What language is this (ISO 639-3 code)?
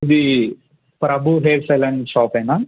tel